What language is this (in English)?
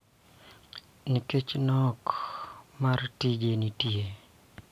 Luo (Kenya and Tanzania)